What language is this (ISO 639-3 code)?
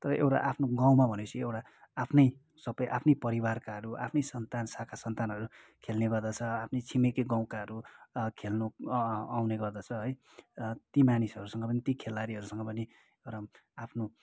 nep